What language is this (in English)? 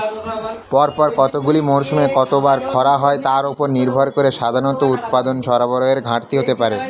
Bangla